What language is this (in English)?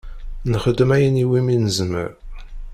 Kabyle